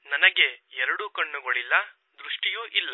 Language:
Kannada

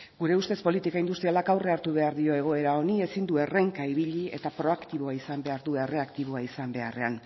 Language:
Basque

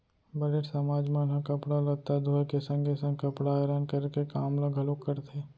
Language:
Chhattisgarhi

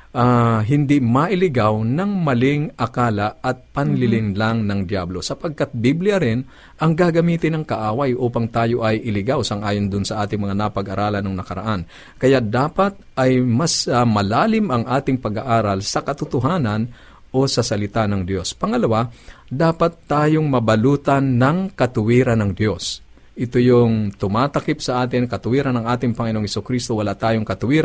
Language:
Filipino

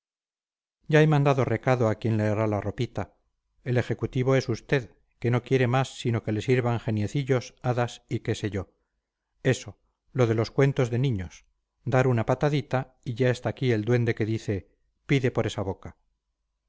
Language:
Spanish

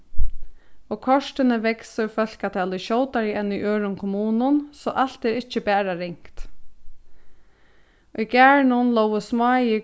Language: Faroese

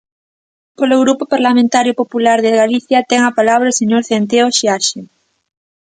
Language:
Galician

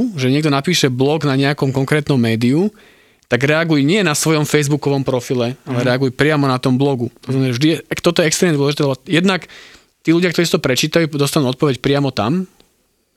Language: Slovak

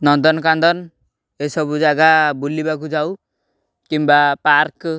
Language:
Odia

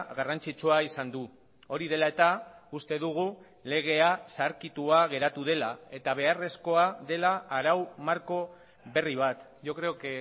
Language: Basque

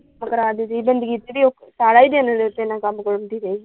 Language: Punjabi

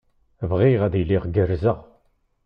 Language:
Kabyle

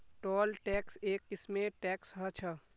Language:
Magahi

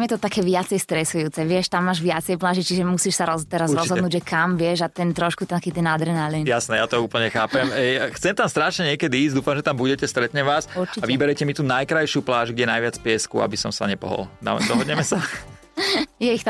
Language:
Slovak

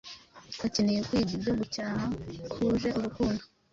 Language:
Kinyarwanda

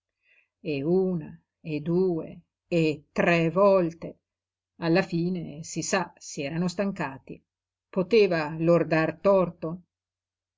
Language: Italian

